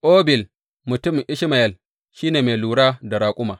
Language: Hausa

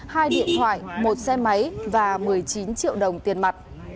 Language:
Vietnamese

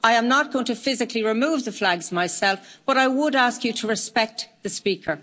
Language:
English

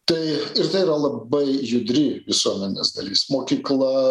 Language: Lithuanian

